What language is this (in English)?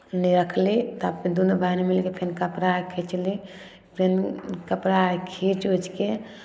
Maithili